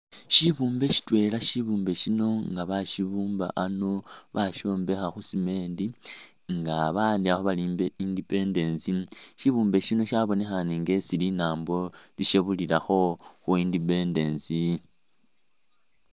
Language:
Masaaba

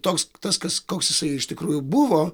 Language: Lithuanian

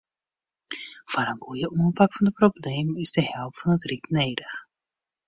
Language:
Western Frisian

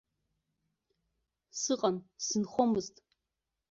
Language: Abkhazian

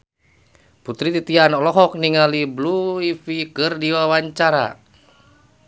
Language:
Sundanese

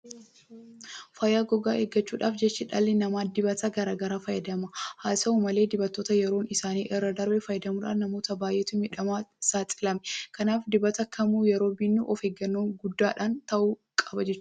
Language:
Oromo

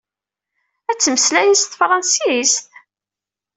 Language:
Kabyle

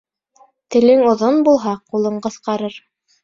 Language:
Bashkir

